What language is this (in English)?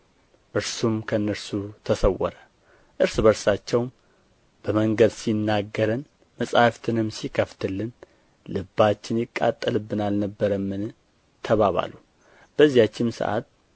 Amharic